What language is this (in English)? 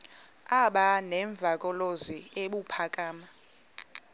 Xhosa